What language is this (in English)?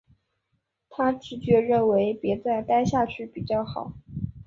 Chinese